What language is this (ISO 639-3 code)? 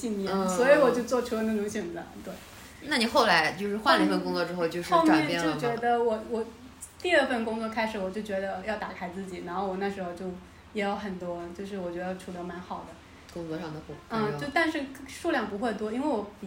zho